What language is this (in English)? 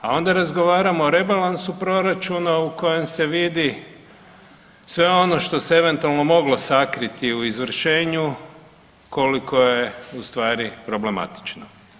Croatian